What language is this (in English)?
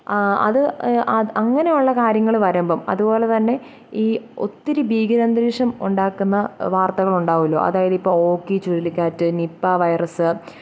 Malayalam